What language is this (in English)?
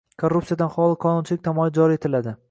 Uzbek